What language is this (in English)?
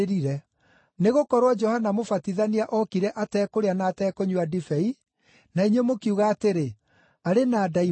Kikuyu